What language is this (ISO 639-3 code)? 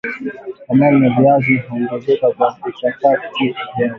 swa